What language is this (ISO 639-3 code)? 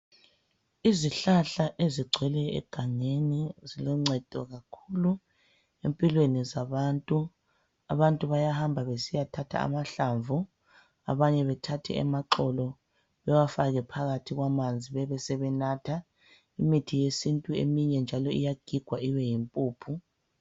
nde